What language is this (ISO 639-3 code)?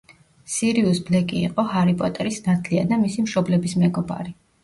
kat